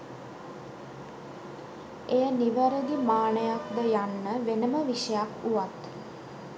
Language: Sinhala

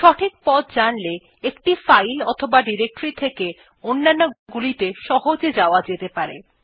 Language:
Bangla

